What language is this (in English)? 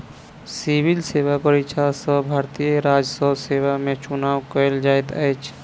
Maithili